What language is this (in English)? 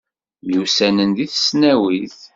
Kabyle